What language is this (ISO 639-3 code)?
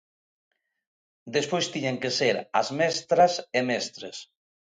glg